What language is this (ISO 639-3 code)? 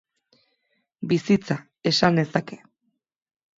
eus